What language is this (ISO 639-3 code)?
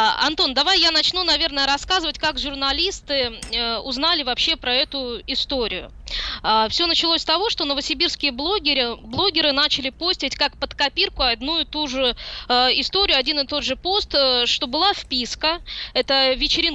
rus